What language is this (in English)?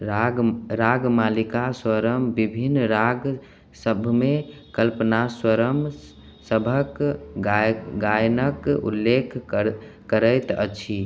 Maithili